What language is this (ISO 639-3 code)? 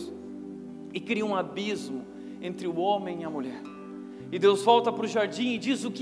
por